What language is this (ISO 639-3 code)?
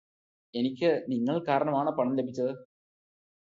mal